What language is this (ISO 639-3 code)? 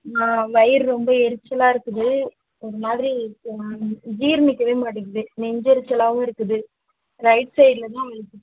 tam